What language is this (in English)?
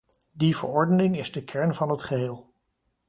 Dutch